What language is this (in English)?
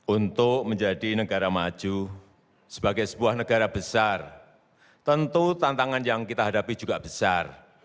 Indonesian